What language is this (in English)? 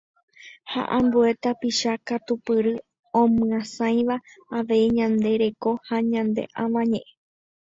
Guarani